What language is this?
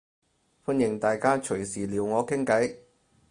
Cantonese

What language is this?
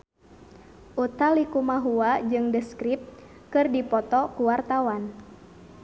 Sundanese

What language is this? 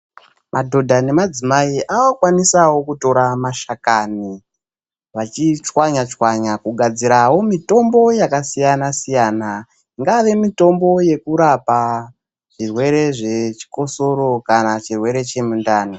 Ndau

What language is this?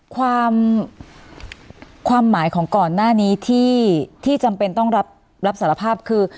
Thai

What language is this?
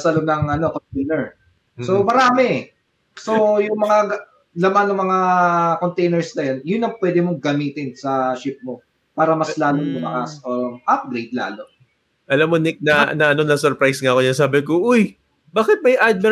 Filipino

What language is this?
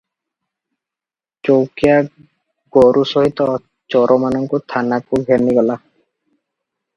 Odia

